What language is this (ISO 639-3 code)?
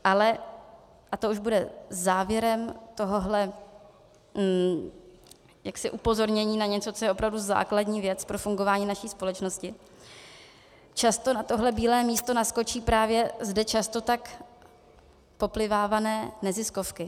ces